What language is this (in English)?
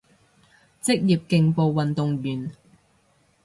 Cantonese